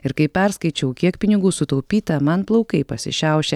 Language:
Lithuanian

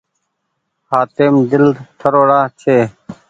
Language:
Goaria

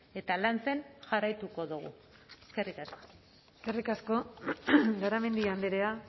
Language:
Basque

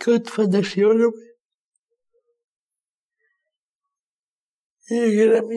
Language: Greek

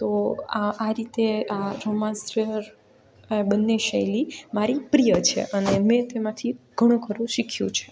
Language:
Gujarati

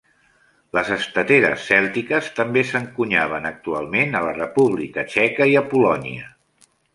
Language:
Catalan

